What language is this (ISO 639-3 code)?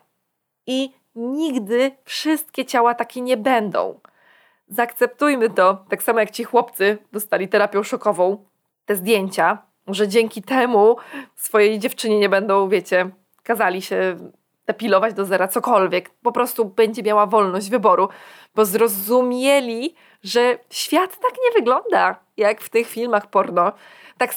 pol